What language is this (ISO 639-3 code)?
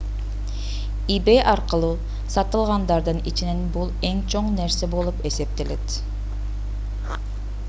kir